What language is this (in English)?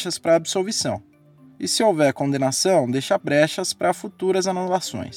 Portuguese